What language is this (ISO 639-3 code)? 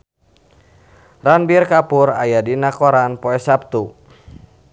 sun